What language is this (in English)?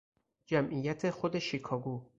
Persian